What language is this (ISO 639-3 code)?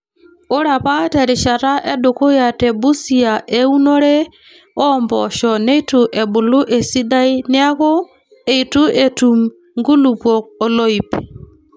mas